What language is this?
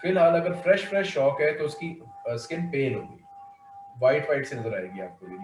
Hindi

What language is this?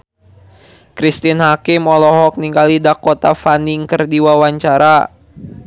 Sundanese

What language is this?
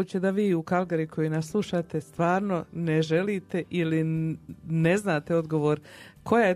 Croatian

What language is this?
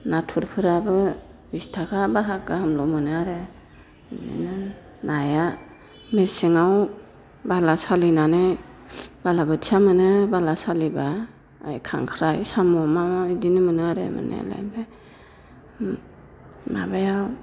Bodo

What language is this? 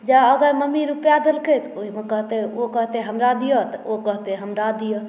Maithili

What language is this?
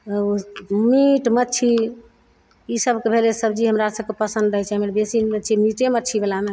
Maithili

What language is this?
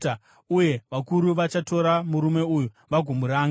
Shona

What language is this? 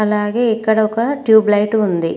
Telugu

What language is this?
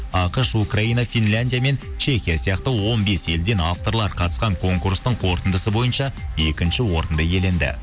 Kazakh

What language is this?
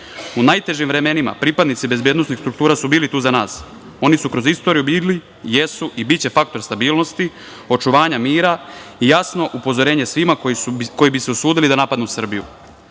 Serbian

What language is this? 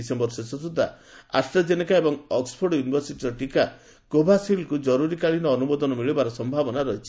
Odia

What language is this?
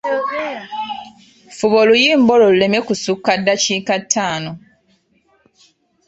Ganda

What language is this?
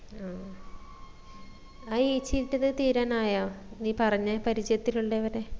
Malayalam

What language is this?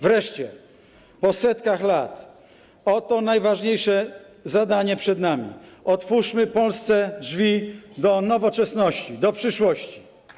Polish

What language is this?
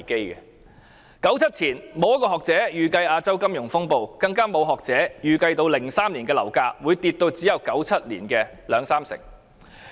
Cantonese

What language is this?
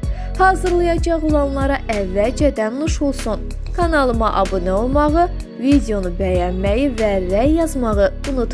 Romanian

